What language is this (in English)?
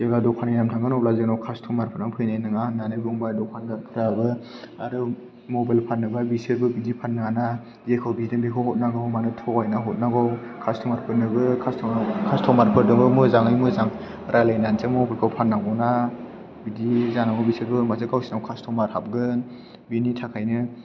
Bodo